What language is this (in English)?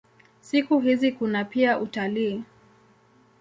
Swahili